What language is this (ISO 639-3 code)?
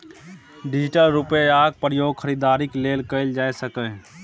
mai